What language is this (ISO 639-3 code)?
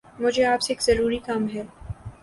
urd